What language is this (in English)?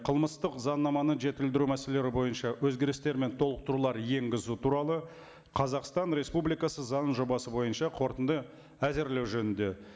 Kazakh